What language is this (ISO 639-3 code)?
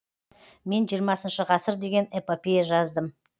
kaz